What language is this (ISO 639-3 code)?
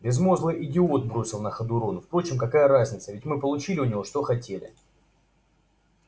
rus